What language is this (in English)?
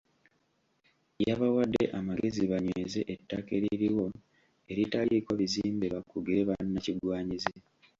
Ganda